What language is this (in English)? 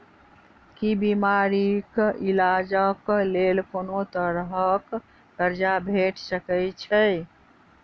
Maithili